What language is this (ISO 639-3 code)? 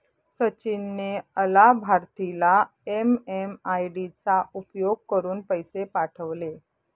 mar